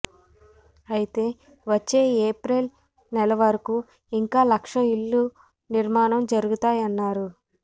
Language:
Telugu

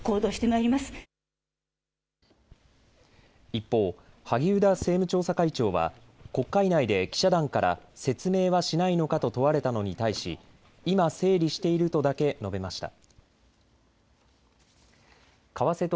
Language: Japanese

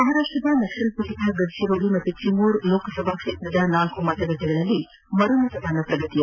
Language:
Kannada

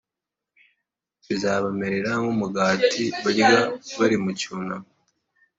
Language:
Kinyarwanda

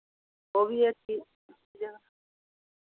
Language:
Dogri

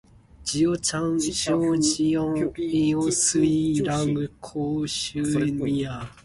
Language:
Min Nan Chinese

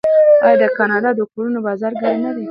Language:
Pashto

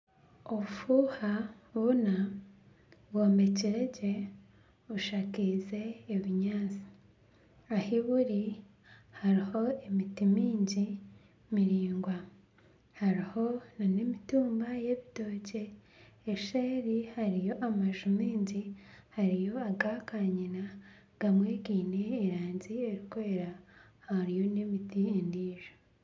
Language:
Nyankole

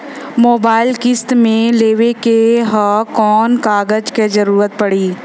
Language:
Bhojpuri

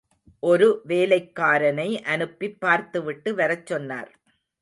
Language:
Tamil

